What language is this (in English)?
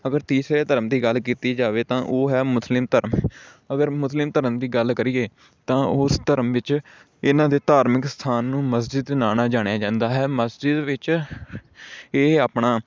Punjabi